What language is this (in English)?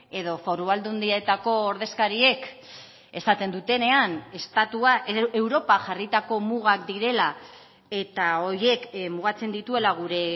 Basque